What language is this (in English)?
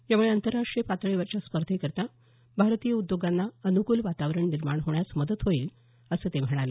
Marathi